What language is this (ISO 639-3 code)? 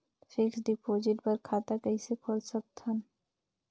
hne